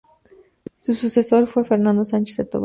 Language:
Spanish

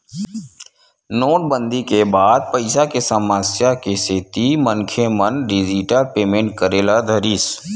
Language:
Chhattisgarhi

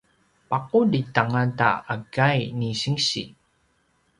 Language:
Paiwan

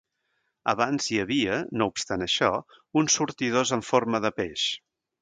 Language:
Catalan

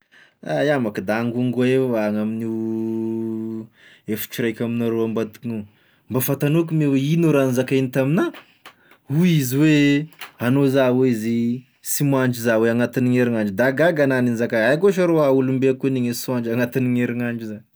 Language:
Tesaka Malagasy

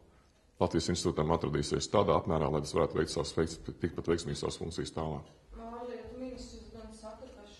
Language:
Latvian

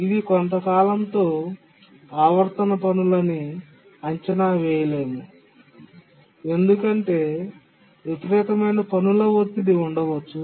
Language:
Telugu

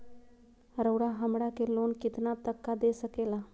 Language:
Magahi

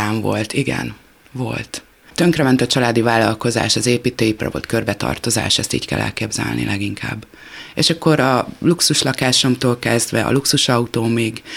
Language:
Hungarian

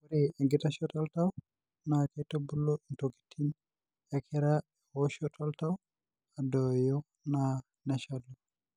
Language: Masai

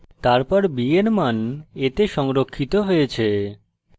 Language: Bangla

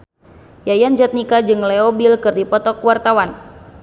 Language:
Sundanese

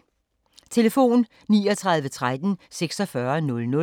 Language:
Danish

